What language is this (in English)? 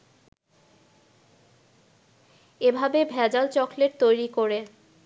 Bangla